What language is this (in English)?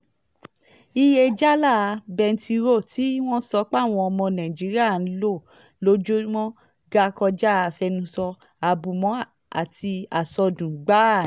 Yoruba